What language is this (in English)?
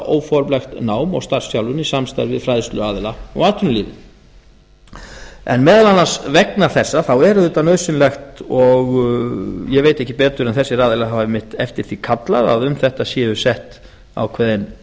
Icelandic